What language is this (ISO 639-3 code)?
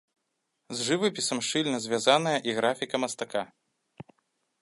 bel